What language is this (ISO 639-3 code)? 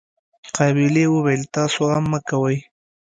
pus